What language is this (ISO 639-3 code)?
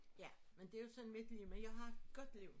dan